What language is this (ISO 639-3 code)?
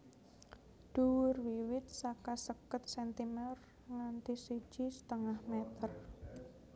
jav